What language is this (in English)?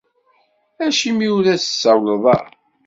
Kabyle